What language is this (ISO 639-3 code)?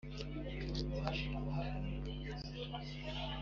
kin